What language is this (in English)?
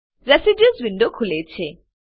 Gujarati